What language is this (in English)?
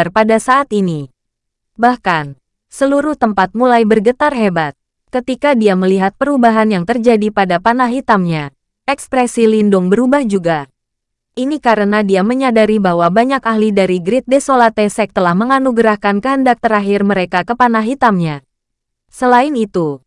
Indonesian